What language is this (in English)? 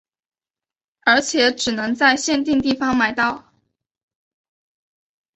Chinese